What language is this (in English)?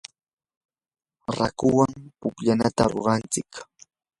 Yanahuanca Pasco Quechua